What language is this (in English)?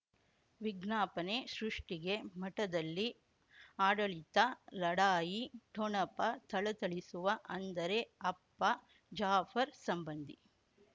Kannada